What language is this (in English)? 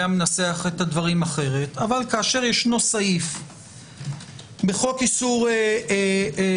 Hebrew